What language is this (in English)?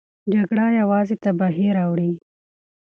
Pashto